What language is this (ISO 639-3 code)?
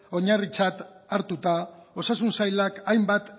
eus